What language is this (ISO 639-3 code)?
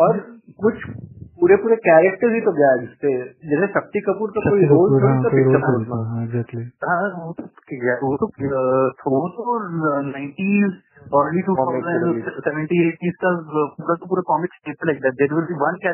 hin